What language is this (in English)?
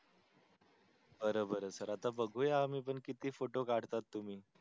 Marathi